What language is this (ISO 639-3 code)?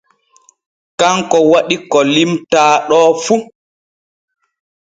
fue